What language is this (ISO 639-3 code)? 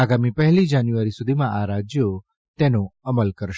guj